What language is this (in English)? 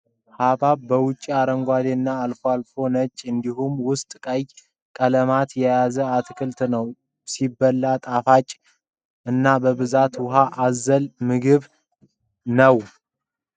Amharic